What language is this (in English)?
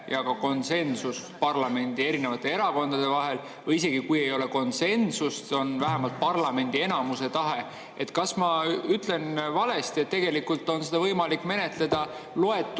Estonian